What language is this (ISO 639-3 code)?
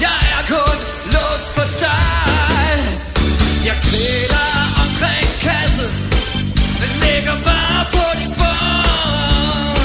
dan